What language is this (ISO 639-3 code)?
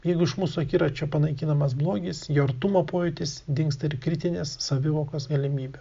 lit